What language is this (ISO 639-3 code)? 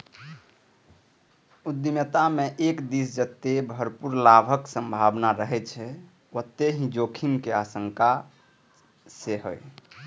mai